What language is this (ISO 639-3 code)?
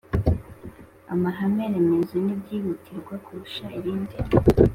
kin